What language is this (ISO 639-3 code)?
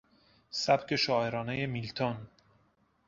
fas